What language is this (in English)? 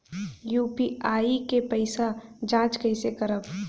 Bhojpuri